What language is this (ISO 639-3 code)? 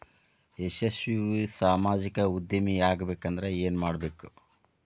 kan